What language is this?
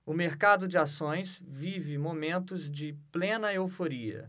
Portuguese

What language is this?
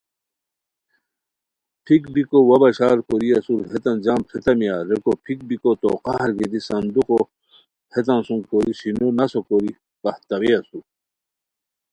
Khowar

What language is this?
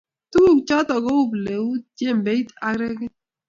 Kalenjin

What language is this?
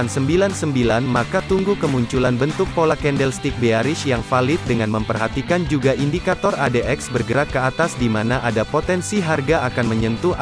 Indonesian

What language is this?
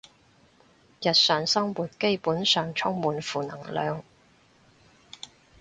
Cantonese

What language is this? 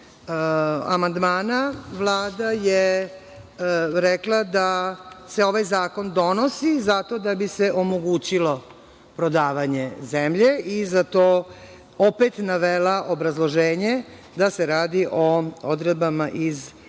Serbian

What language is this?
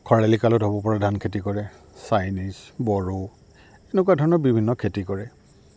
Assamese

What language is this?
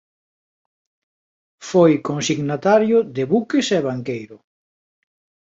Galician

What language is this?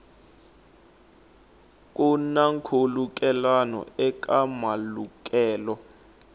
Tsonga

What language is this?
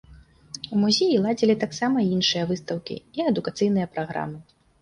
Belarusian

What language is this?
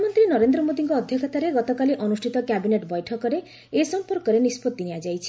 Odia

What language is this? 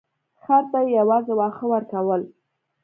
Pashto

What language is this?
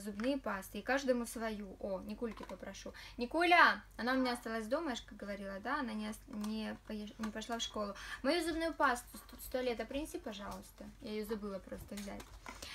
Russian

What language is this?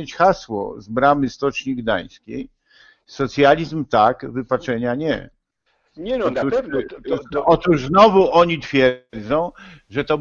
Polish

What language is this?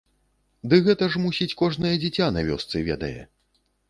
Belarusian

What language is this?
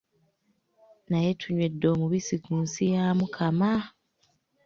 Ganda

